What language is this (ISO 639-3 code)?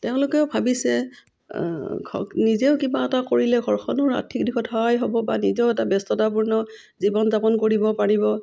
asm